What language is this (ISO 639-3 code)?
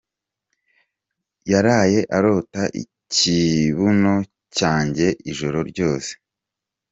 kin